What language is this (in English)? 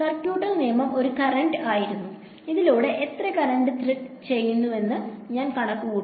Malayalam